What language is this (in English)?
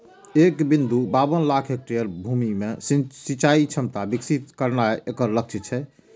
Maithili